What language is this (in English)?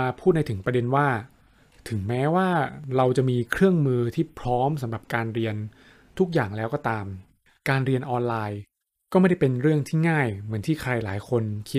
Thai